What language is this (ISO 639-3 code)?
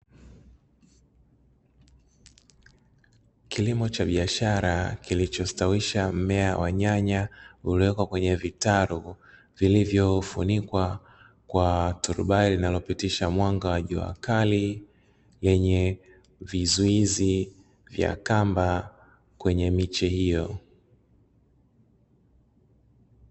swa